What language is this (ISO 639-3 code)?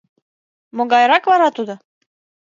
chm